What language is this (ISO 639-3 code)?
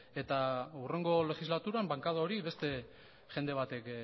eus